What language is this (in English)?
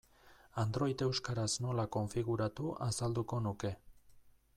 Basque